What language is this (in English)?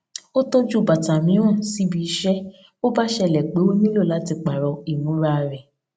Yoruba